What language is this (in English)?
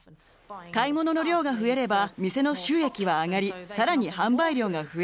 Japanese